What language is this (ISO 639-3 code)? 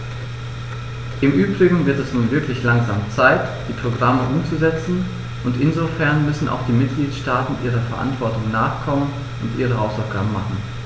deu